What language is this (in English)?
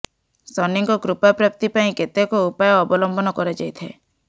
Odia